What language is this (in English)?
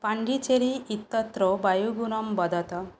Sanskrit